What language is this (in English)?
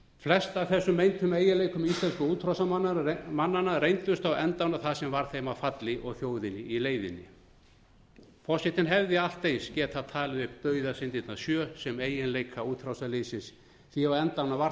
Icelandic